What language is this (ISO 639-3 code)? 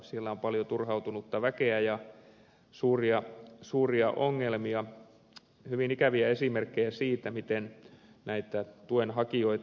fin